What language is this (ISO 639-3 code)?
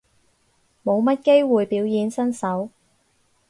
yue